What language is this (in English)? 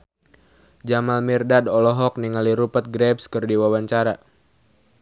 Sundanese